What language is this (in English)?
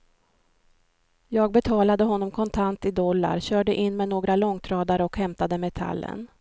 Swedish